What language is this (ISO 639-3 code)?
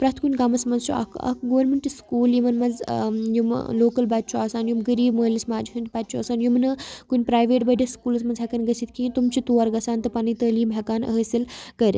kas